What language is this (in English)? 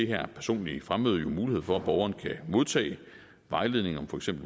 Danish